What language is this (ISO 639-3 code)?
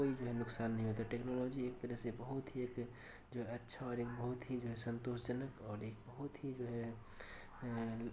urd